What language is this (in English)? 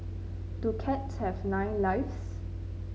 English